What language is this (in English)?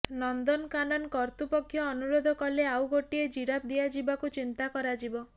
Odia